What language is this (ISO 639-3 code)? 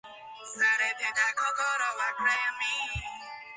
jpn